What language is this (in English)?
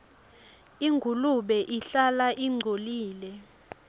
Swati